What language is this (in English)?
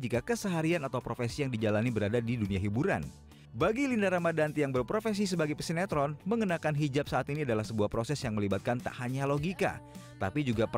Indonesian